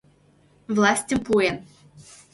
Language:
Mari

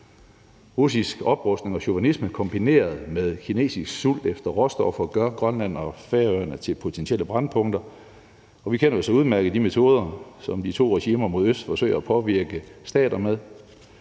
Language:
Danish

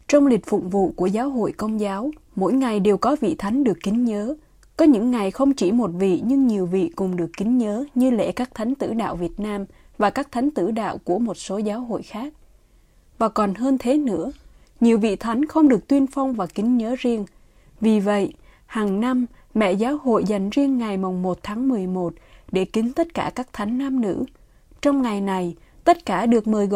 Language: Vietnamese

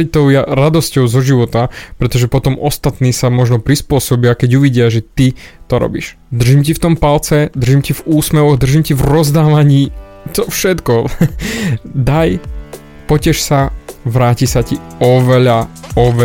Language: Slovak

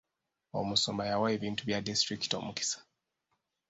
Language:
Ganda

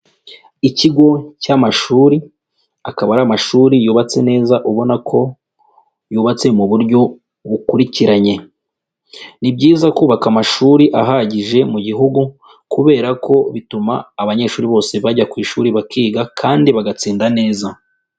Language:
Kinyarwanda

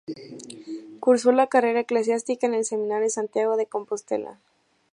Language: Spanish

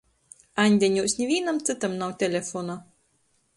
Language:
Latgalian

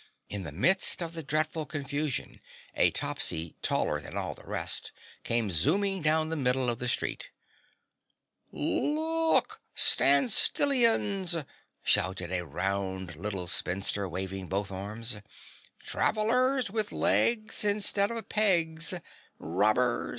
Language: English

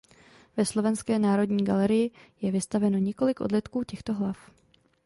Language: Czech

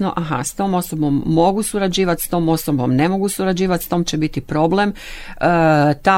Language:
Croatian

